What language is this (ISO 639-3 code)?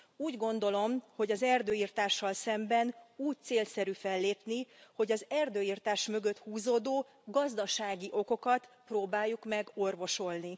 hun